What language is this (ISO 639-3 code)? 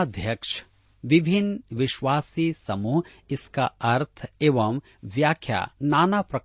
hin